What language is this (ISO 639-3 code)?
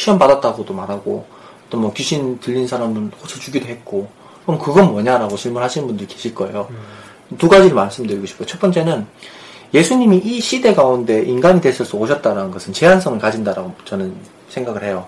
kor